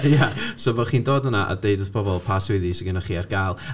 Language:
Welsh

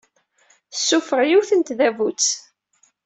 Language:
Kabyle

